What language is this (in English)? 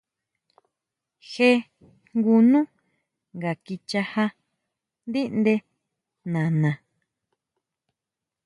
Huautla Mazatec